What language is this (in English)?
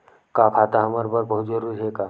Chhattisgarhi